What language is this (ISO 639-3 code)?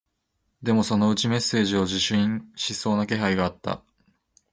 jpn